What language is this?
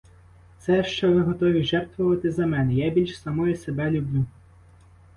Ukrainian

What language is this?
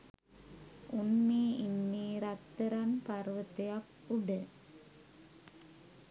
Sinhala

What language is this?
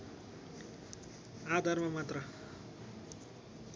Nepali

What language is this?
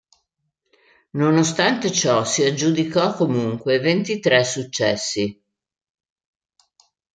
Italian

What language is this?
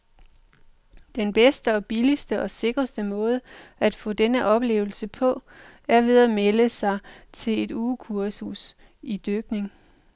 Danish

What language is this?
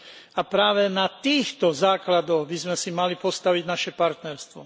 Slovak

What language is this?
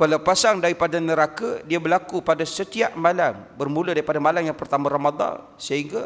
Malay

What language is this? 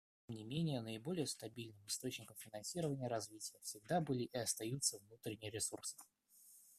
Russian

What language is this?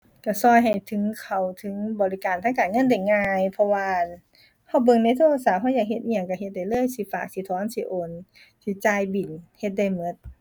Thai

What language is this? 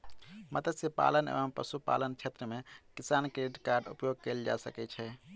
Maithili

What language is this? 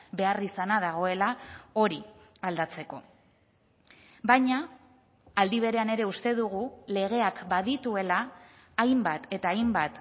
Basque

